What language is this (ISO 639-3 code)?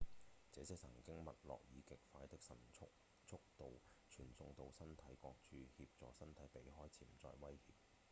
yue